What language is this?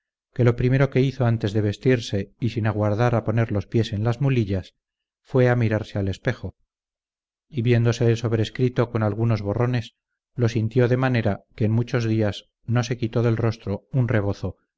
Spanish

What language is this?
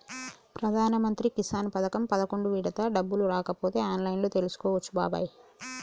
Telugu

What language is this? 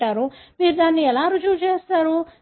Telugu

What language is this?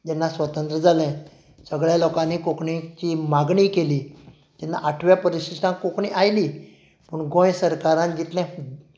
Konkani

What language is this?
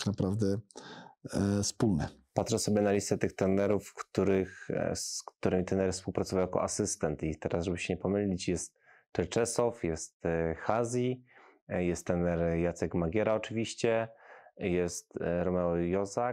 Polish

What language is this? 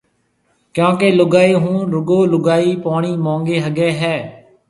Marwari (Pakistan)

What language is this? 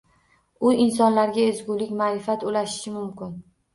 Uzbek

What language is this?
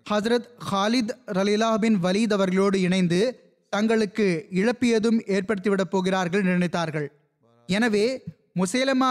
Tamil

